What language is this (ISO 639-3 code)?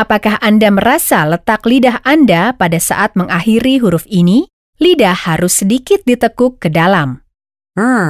ind